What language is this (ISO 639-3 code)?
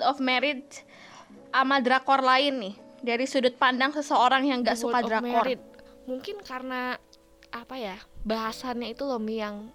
ind